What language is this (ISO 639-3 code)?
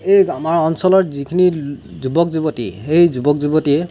asm